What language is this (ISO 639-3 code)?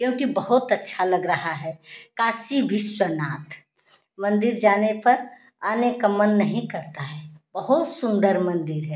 hin